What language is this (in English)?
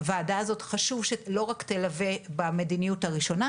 Hebrew